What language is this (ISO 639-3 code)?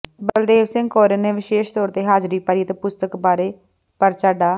pan